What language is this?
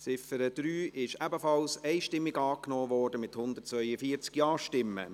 Swiss German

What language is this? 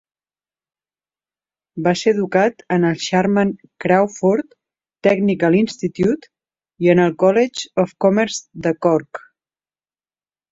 Catalan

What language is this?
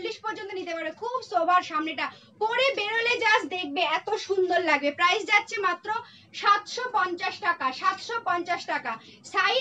Hindi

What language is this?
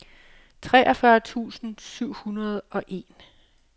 Danish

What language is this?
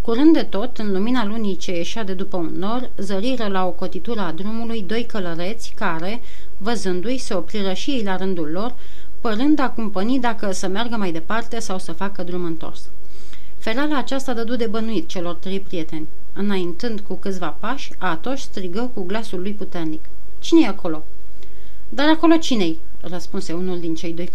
Romanian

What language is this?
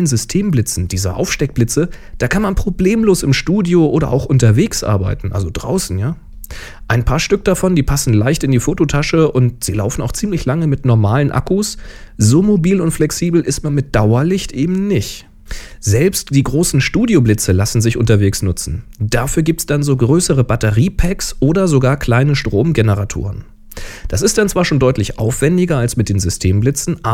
German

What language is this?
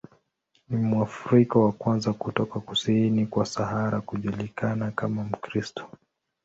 Swahili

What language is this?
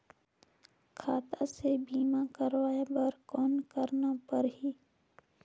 Chhattisgarhi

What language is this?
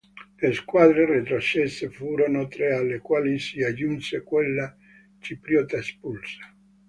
Italian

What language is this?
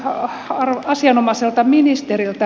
Finnish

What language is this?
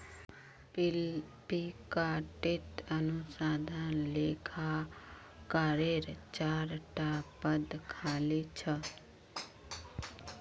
Magahi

